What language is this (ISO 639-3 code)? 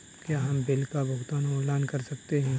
hin